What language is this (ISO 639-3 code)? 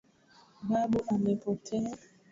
swa